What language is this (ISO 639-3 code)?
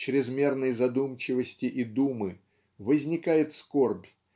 rus